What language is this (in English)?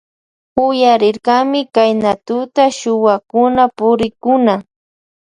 Loja Highland Quichua